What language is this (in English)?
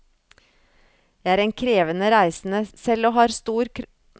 Norwegian